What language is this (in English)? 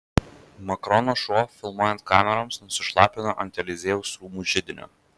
Lithuanian